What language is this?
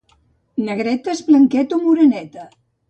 Catalan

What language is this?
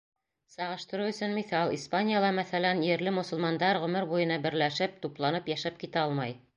Bashkir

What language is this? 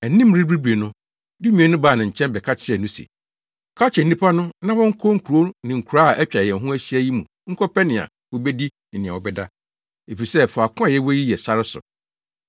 Akan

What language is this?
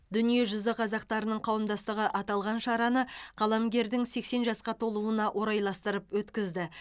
Kazakh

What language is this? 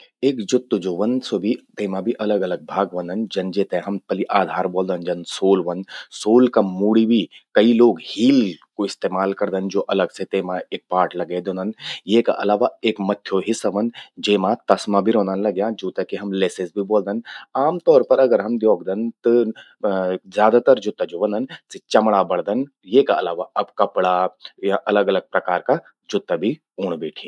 Garhwali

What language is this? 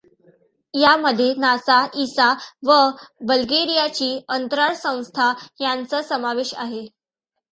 Marathi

